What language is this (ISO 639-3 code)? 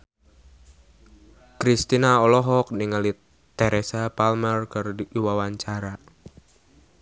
sun